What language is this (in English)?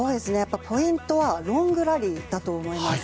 Japanese